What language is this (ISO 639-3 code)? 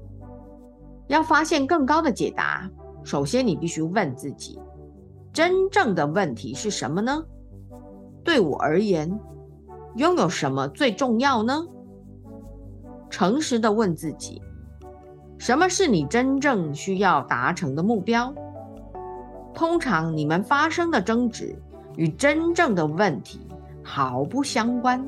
zho